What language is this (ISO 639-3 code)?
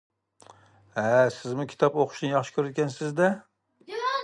uig